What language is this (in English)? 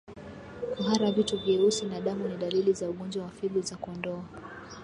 Swahili